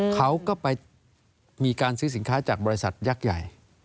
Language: Thai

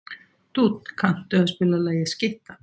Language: Icelandic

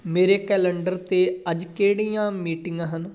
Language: Punjabi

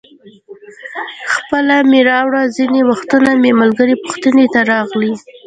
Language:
Pashto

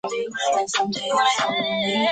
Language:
Chinese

